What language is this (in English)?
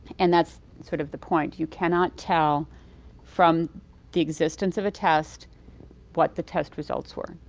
English